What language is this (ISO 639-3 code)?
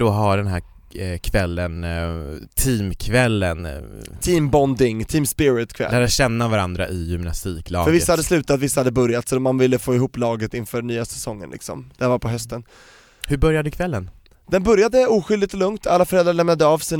swe